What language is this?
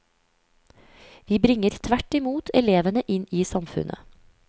Norwegian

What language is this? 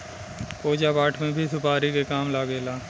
Bhojpuri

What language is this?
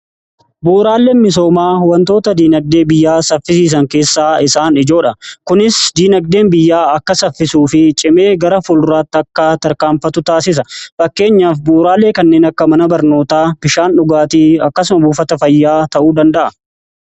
Oromo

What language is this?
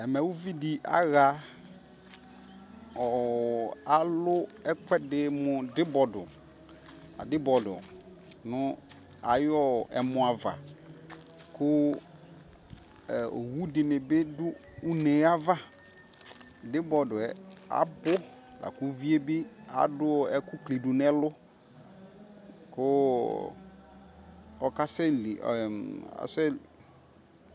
Ikposo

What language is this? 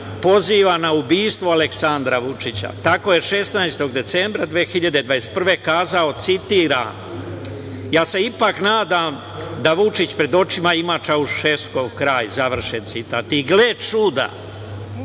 Serbian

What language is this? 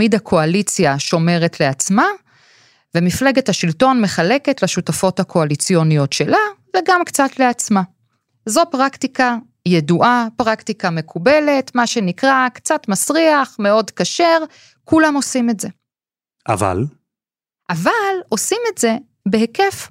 Hebrew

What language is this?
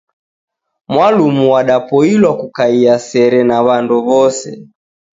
Taita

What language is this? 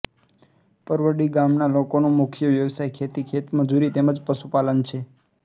Gujarati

